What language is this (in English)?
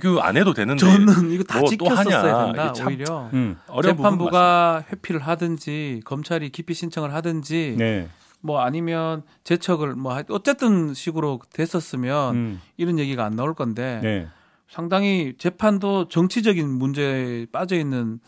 Korean